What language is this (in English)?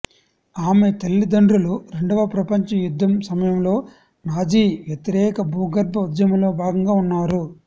Telugu